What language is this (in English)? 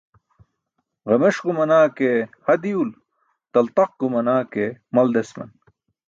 Burushaski